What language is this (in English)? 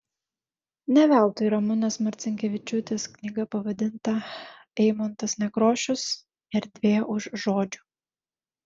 Lithuanian